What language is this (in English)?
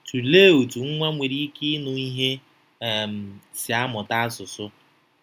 Igbo